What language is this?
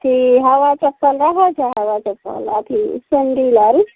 Maithili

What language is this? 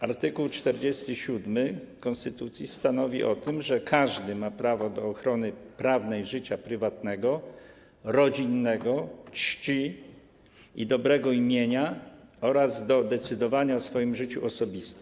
Polish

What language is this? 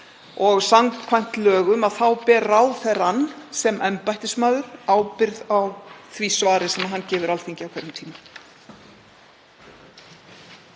Icelandic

